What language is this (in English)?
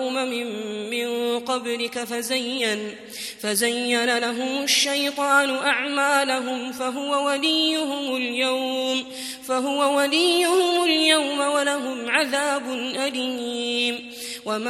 Arabic